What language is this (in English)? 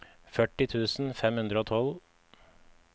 Norwegian